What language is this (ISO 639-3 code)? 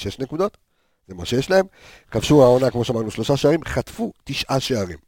heb